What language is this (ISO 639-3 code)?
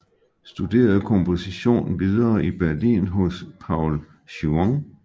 dan